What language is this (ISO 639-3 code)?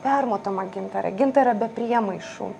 lit